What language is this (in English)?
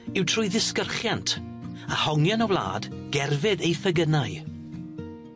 Welsh